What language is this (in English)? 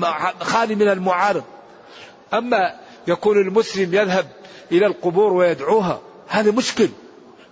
Arabic